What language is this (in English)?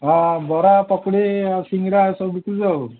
Odia